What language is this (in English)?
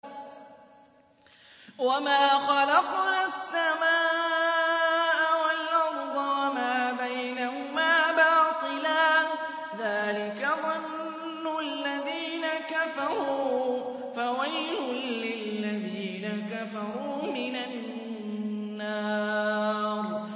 Arabic